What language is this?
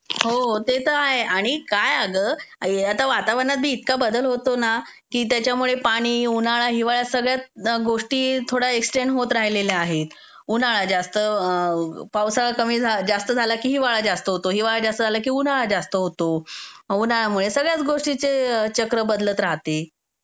Marathi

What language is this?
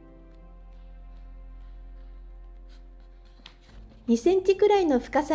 Japanese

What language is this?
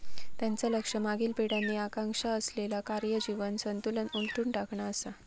Marathi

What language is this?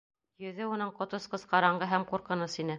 Bashkir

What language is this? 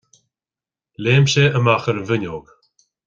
Irish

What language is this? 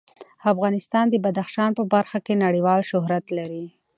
Pashto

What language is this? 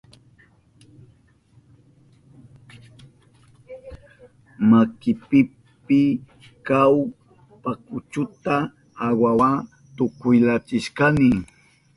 Southern Pastaza Quechua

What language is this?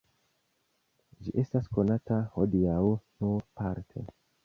Esperanto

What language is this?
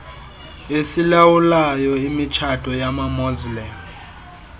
Xhosa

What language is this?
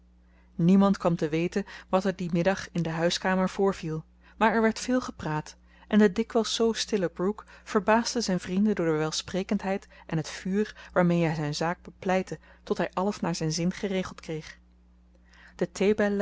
Dutch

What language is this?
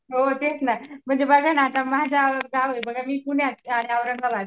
Marathi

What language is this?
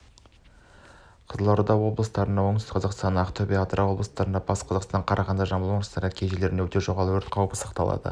Kazakh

